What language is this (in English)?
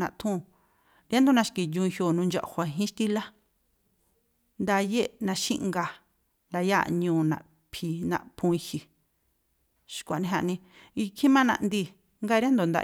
Tlacoapa Me'phaa